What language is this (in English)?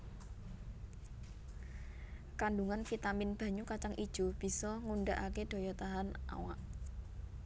Javanese